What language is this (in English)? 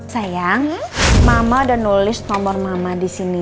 Indonesian